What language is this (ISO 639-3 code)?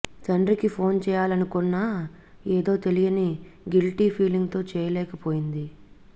tel